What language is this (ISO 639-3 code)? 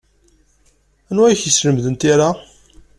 kab